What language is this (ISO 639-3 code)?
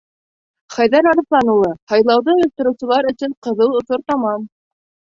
bak